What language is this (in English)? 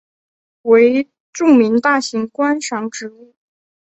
Chinese